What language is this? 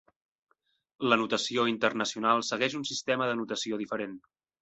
Catalan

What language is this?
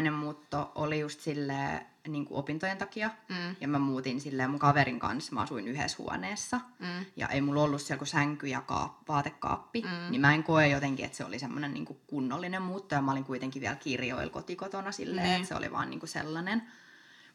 Finnish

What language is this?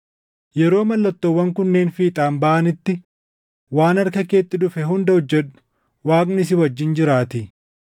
Oromo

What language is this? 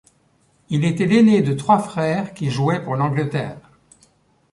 French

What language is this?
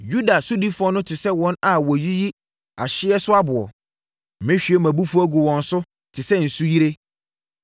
Akan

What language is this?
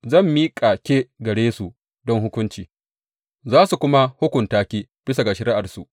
Hausa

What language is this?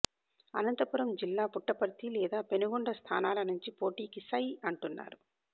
Telugu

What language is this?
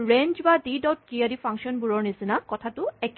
Assamese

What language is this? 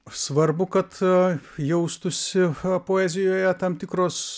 Lithuanian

